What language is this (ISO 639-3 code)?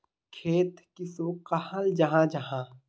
mag